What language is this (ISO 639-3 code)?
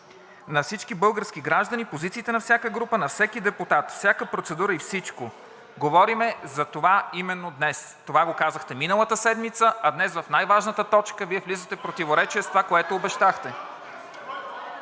bul